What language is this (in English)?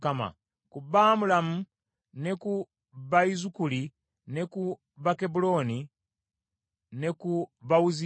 Ganda